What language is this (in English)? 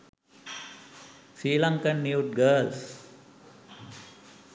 Sinhala